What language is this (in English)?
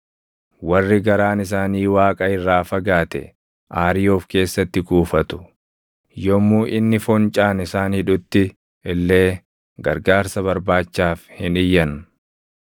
Oromo